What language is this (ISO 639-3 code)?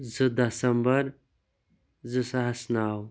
kas